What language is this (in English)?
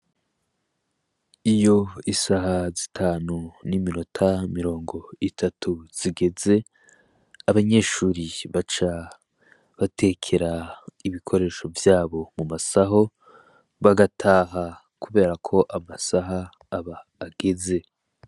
Rundi